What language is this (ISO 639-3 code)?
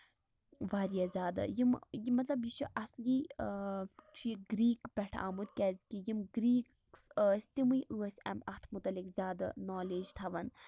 kas